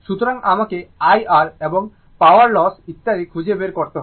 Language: Bangla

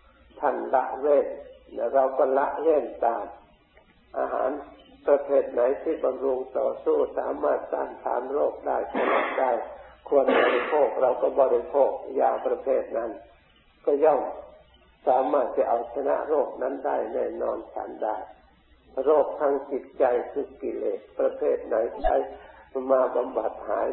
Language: Thai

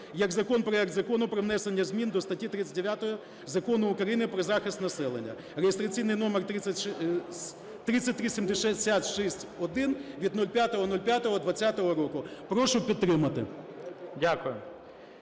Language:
Ukrainian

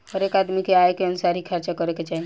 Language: Bhojpuri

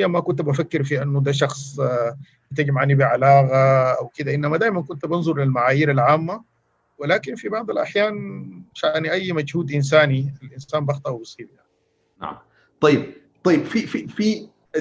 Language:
Arabic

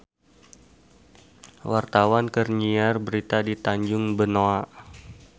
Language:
Sundanese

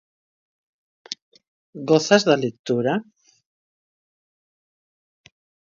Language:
Galician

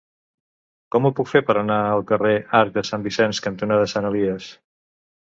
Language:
Catalan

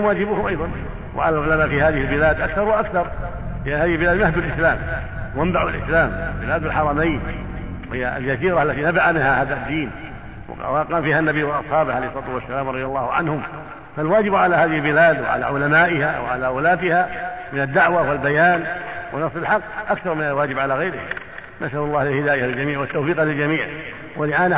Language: Arabic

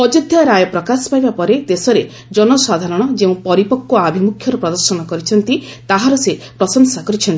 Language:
Odia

